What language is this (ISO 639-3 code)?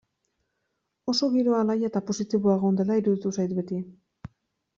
eus